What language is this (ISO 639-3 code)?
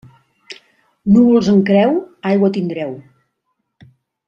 cat